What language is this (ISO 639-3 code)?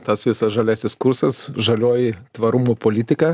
lit